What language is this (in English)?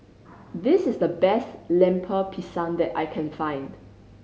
English